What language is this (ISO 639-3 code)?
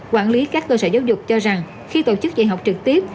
vie